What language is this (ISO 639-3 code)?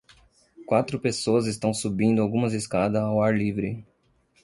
por